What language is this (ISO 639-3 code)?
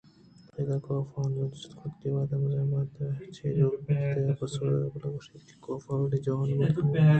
bgp